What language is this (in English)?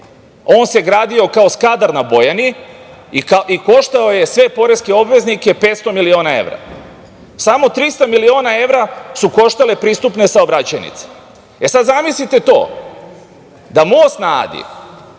Serbian